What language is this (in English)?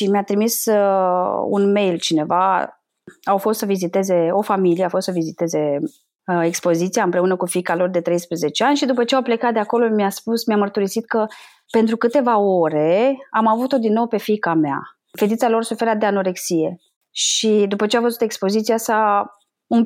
Romanian